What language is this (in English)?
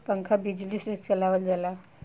Bhojpuri